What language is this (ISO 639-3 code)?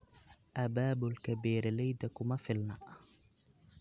som